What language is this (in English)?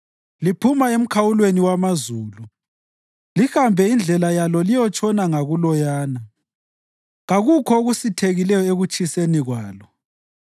North Ndebele